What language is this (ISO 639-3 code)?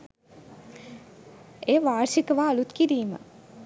sin